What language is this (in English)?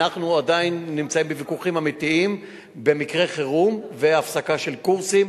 Hebrew